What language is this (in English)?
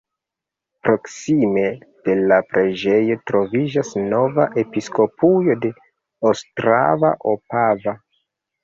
Esperanto